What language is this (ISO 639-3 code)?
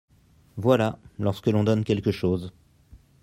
fra